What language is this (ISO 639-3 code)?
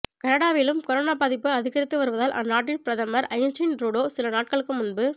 tam